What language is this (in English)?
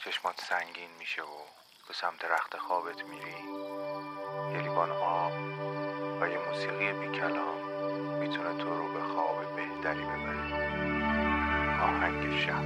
Persian